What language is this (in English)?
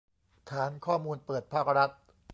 Thai